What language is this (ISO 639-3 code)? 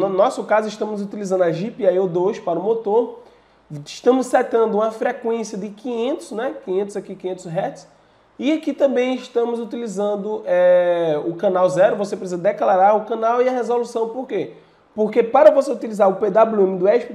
por